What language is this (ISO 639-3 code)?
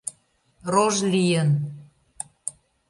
chm